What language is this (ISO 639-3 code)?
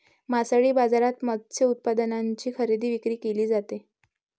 mar